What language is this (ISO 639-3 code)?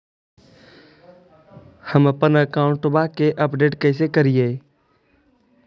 mag